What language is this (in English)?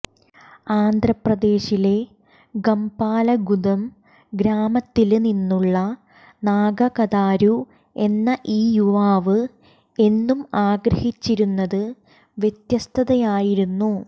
Malayalam